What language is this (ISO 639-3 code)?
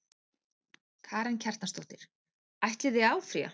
isl